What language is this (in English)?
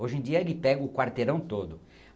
Portuguese